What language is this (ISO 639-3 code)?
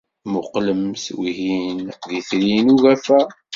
kab